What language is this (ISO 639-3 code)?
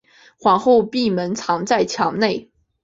zho